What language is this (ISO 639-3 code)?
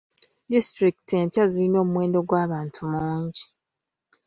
lug